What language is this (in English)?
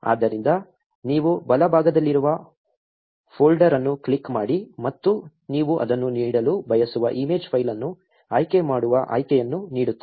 Kannada